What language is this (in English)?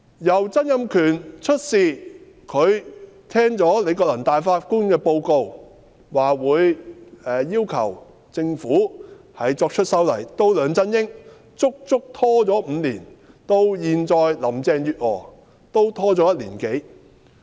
Cantonese